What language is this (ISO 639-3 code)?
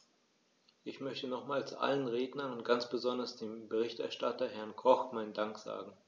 deu